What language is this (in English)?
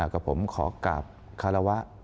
Thai